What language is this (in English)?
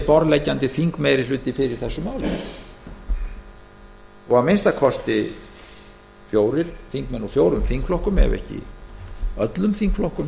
Icelandic